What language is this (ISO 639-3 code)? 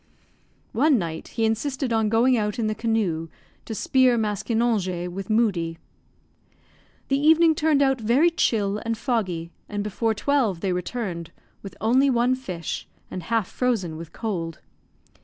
eng